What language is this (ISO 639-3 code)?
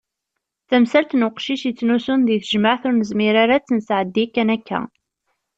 kab